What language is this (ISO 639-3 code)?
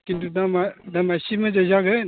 brx